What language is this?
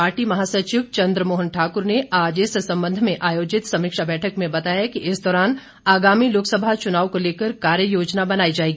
Hindi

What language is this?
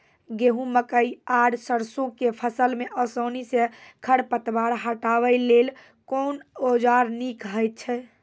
Maithili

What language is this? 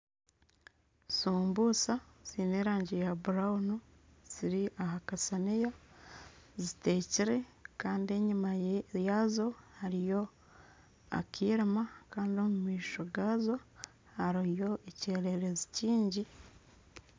Nyankole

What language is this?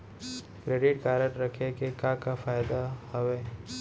Chhattisgarhi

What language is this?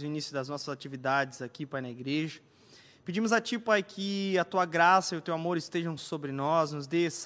Portuguese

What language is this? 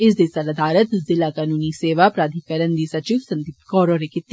Dogri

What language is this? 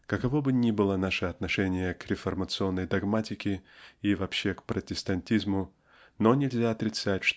Russian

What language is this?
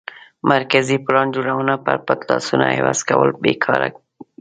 Pashto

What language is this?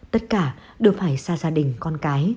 Vietnamese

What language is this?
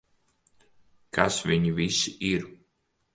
Latvian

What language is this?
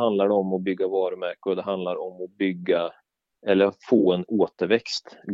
Swedish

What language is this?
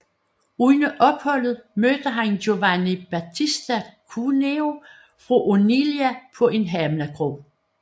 Danish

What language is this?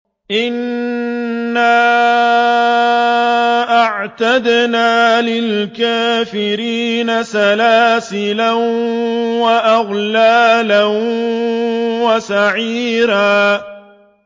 Arabic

